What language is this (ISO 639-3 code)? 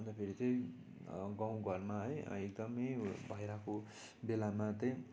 nep